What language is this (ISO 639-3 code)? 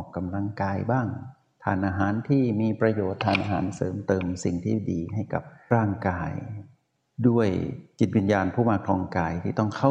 tha